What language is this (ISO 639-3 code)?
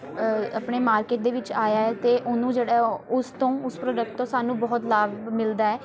pan